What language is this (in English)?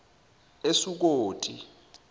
Zulu